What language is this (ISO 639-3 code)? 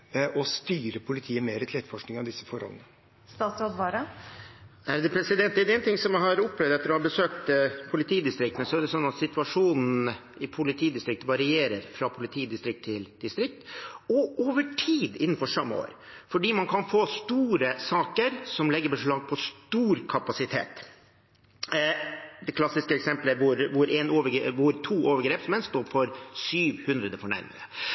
nob